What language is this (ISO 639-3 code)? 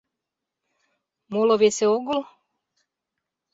chm